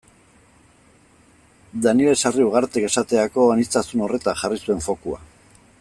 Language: Basque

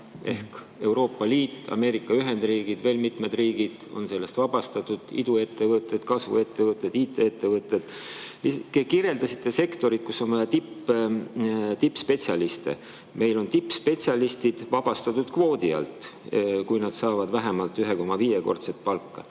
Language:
Estonian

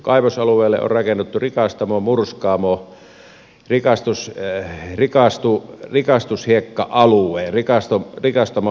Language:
Finnish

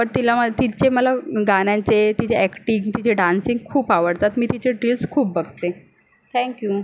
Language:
Marathi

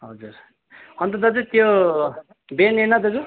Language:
Nepali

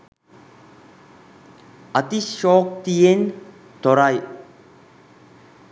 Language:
Sinhala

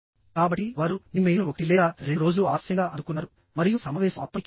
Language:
Telugu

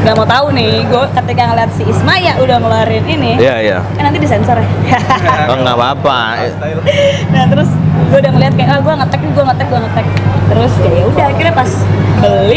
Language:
Indonesian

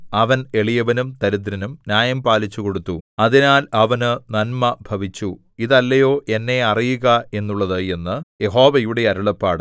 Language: Malayalam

